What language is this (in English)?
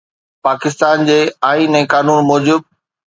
Sindhi